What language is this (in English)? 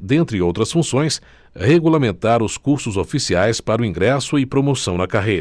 Portuguese